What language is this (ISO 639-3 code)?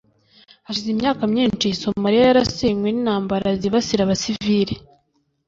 kin